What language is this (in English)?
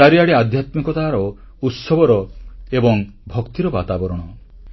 Odia